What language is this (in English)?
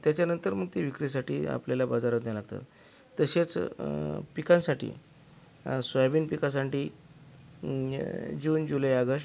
Marathi